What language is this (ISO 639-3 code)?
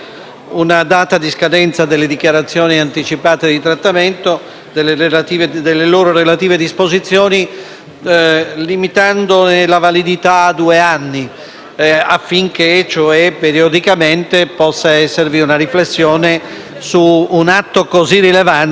ita